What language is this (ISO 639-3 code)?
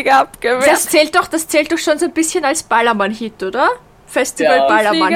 deu